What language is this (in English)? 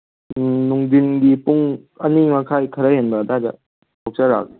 Manipuri